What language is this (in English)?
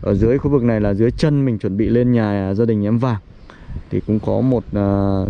Vietnamese